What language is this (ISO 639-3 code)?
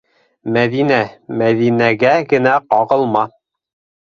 bak